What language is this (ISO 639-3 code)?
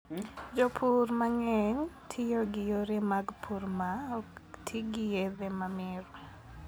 luo